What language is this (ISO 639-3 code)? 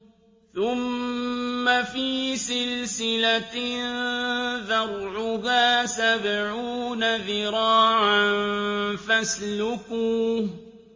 ara